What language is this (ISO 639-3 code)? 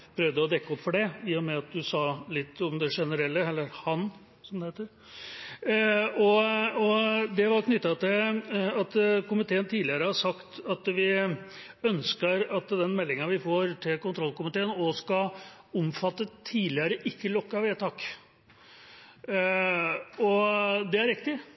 nob